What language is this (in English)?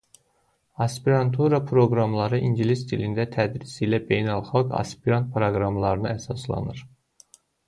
Azerbaijani